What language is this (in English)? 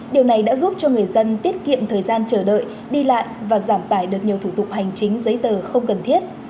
Vietnamese